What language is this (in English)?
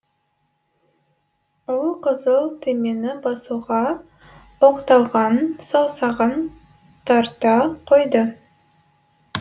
Kazakh